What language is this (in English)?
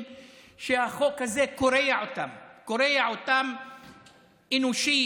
Hebrew